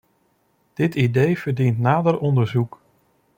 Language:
Dutch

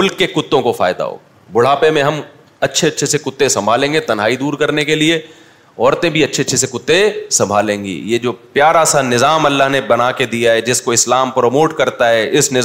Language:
Urdu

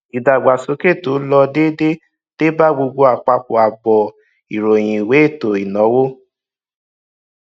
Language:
Yoruba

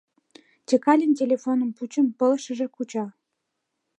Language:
Mari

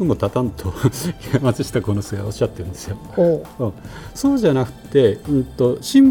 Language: Japanese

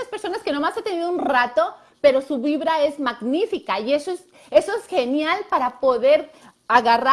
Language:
Spanish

